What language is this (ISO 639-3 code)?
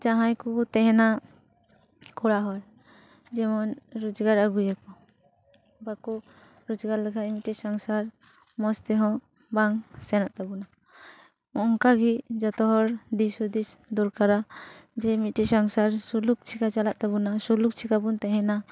sat